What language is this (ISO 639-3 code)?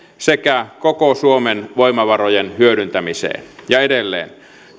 fin